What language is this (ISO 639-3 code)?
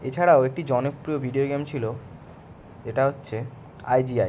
ben